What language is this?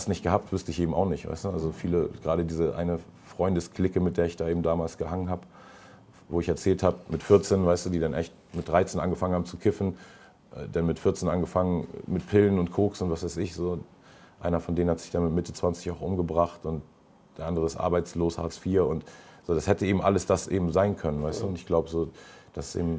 German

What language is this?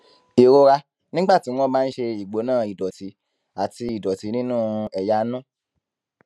Yoruba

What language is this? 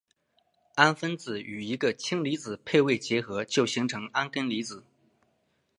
Chinese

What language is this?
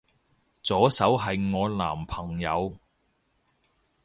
Cantonese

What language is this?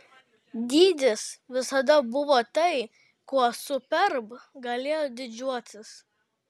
Lithuanian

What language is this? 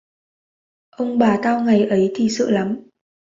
Vietnamese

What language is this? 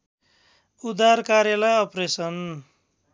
Nepali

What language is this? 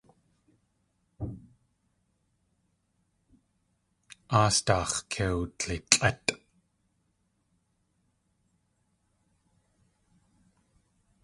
Tlingit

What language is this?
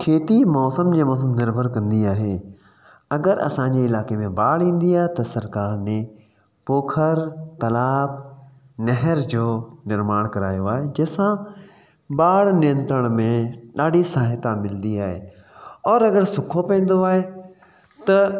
Sindhi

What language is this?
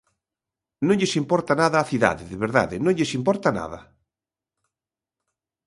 Galician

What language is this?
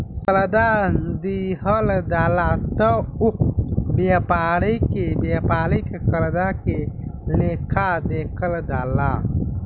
Bhojpuri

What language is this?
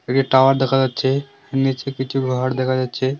Bangla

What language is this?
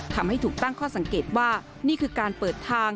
Thai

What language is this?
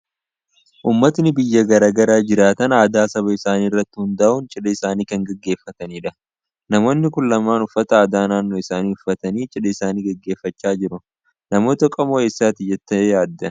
Oromo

